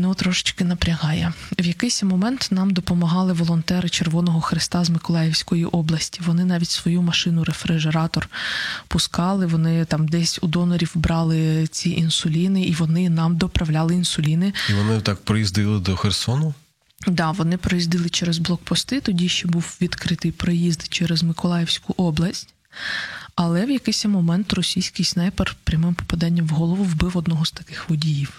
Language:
Ukrainian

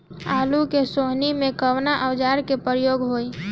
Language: Bhojpuri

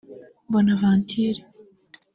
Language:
Kinyarwanda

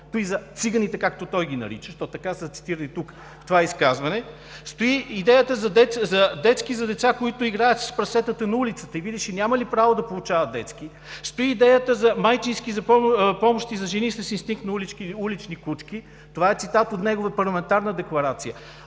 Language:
Bulgarian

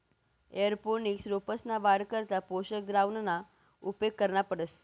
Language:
Marathi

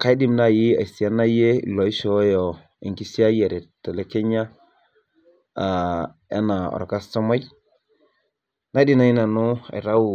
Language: Masai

